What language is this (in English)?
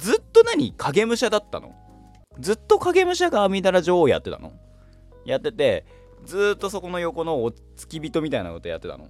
Japanese